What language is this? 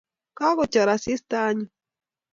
Kalenjin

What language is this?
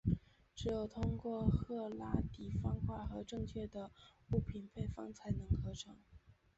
Chinese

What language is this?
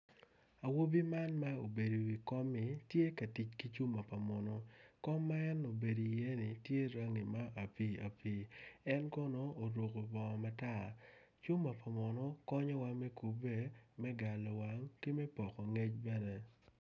Acoli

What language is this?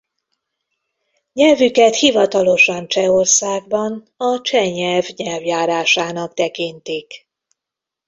Hungarian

